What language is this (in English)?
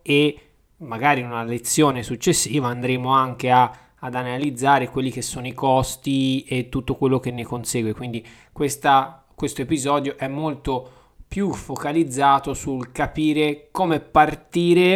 Italian